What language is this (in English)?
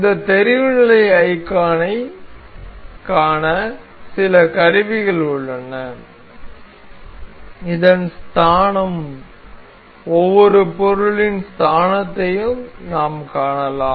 Tamil